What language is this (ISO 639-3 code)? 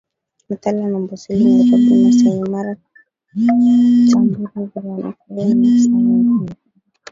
swa